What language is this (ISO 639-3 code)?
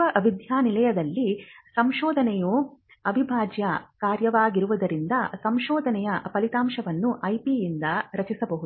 kan